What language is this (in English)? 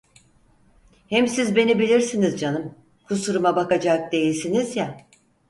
Turkish